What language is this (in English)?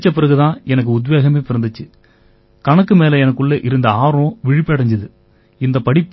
Tamil